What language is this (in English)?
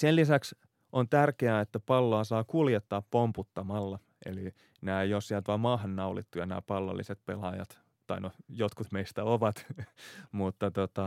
Finnish